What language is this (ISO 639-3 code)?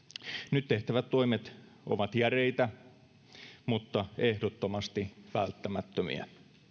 fin